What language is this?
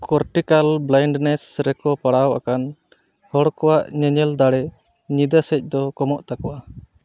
Santali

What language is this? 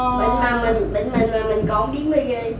Vietnamese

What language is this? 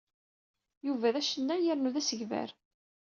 Kabyle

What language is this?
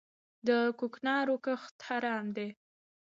Pashto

